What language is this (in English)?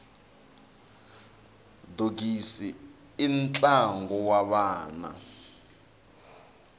Tsonga